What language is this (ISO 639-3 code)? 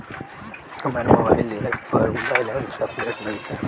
bho